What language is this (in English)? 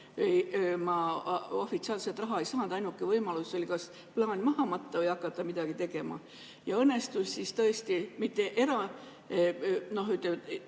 Estonian